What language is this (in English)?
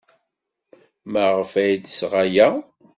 Kabyle